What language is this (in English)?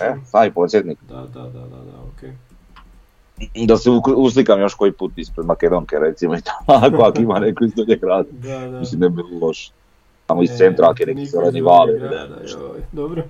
Croatian